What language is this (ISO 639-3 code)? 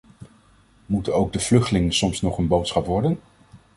nld